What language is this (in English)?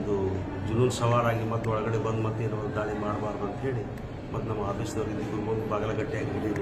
Kannada